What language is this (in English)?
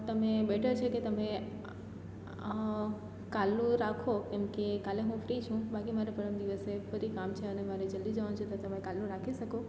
Gujarati